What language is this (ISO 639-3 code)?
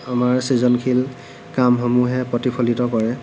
asm